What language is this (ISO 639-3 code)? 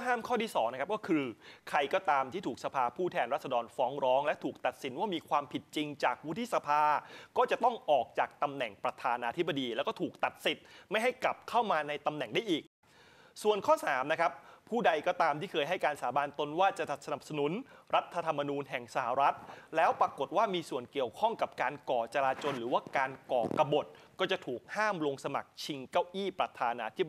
tha